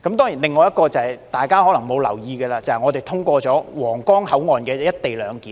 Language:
Cantonese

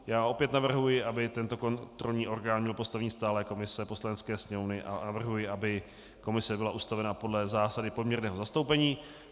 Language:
Czech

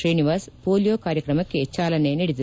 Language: Kannada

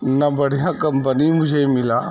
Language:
Urdu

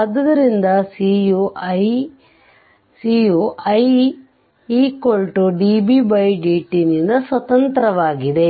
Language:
Kannada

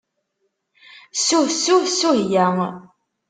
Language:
Kabyle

